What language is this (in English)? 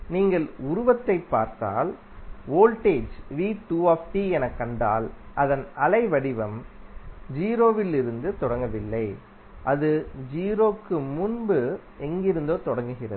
Tamil